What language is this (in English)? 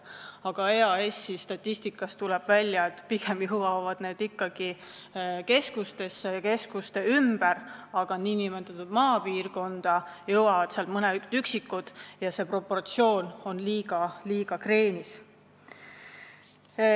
Estonian